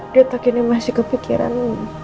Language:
Indonesian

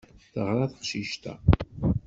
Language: Kabyle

